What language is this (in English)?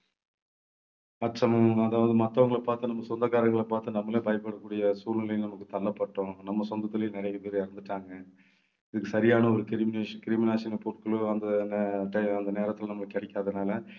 Tamil